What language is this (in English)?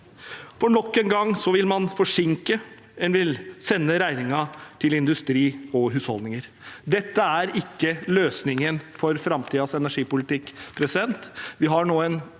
Norwegian